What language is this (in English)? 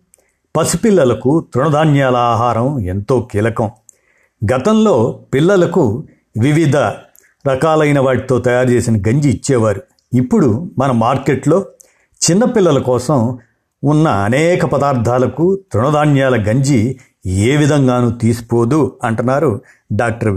Telugu